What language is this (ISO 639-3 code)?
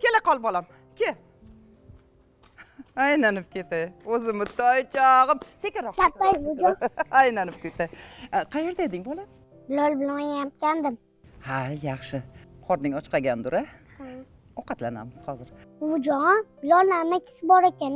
tur